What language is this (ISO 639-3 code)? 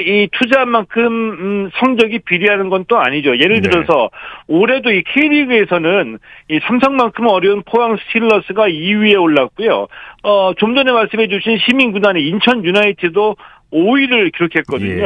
kor